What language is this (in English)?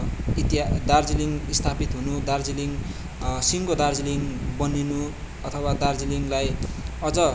Nepali